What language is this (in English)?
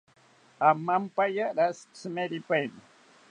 South Ucayali Ashéninka